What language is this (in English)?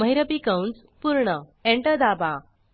Marathi